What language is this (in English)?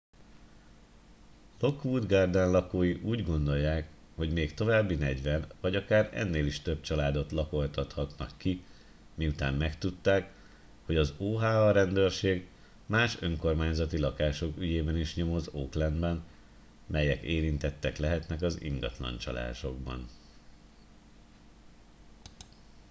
Hungarian